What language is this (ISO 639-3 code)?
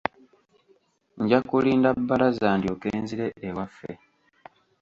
lug